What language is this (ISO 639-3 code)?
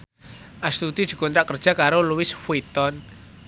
jav